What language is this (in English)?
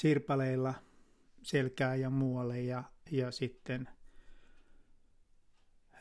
Finnish